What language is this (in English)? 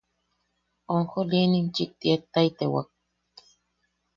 Yaqui